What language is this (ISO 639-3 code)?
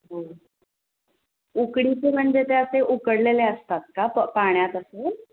mar